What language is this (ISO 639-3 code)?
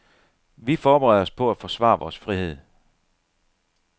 dan